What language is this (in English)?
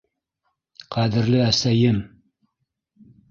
Bashkir